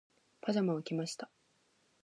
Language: Japanese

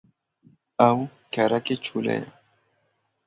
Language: Kurdish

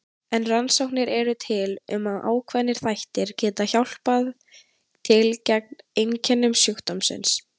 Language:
Icelandic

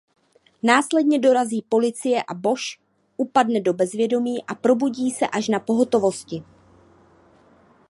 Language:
Czech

